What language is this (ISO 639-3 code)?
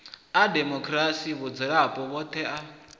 ven